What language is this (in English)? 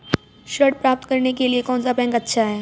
Hindi